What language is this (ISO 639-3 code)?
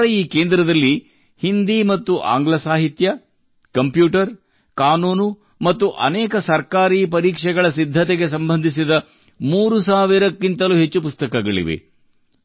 kan